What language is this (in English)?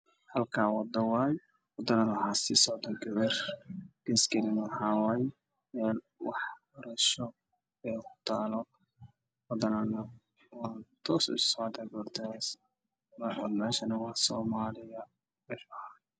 Somali